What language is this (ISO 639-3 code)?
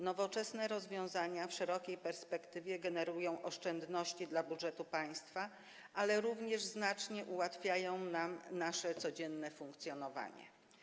pol